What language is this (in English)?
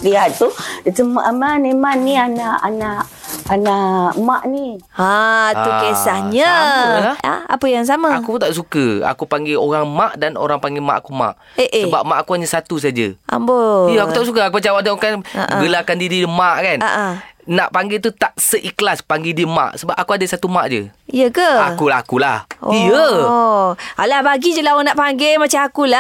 Malay